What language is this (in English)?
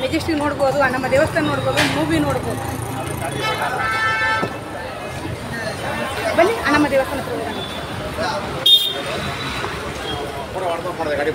Arabic